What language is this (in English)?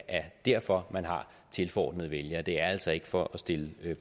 Danish